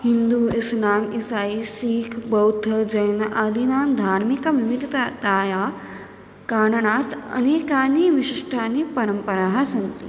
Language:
Sanskrit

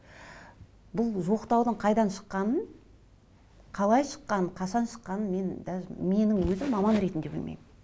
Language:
Kazakh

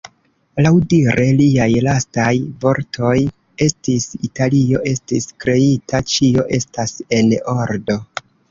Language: Esperanto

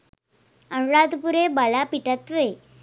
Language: Sinhala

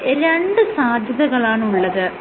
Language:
Malayalam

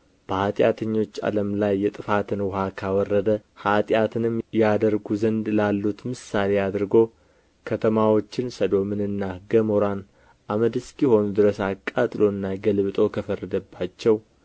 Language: Amharic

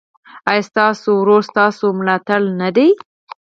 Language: Pashto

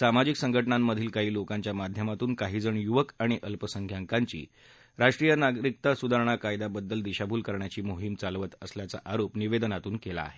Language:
Marathi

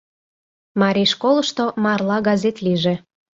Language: Mari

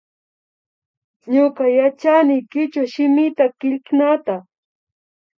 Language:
Imbabura Highland Quichua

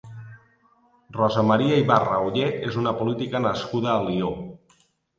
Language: Catalan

